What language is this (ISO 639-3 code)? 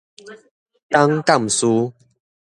nan